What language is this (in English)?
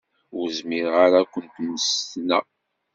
Kabyle